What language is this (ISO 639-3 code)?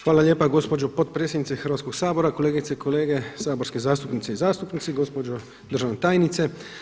hrv